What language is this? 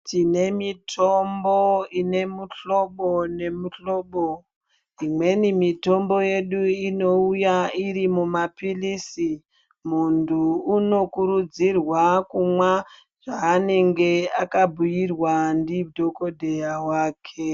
Ndau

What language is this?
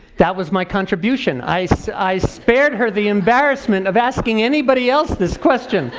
English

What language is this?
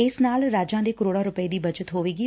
Punjabi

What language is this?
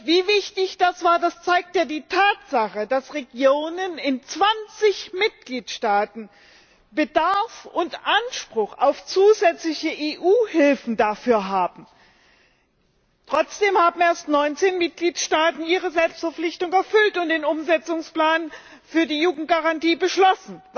German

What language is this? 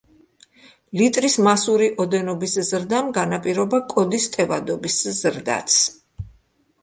Georgian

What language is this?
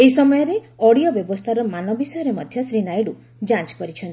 Odia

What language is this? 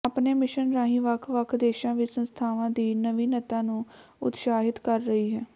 Punjabi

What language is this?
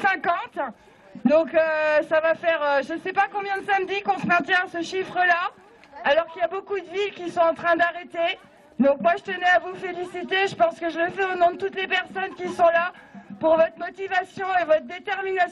French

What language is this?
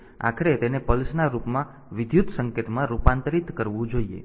Gujarati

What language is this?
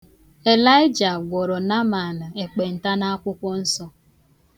Igbo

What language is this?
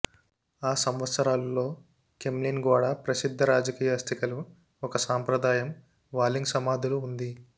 Telugu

